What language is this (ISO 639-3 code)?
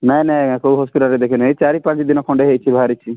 ori